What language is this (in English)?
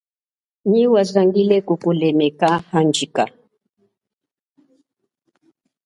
Chokwe